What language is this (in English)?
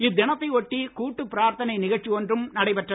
Tamil